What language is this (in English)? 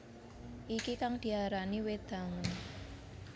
Javanese